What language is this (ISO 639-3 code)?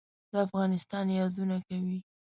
pus